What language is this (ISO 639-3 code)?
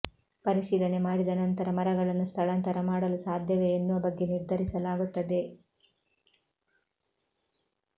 kan